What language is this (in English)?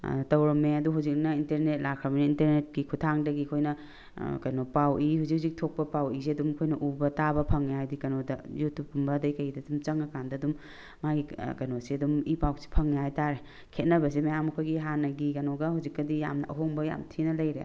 Manipuri